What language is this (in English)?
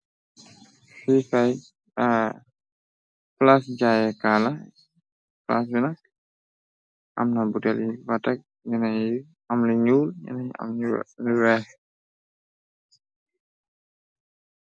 Wolof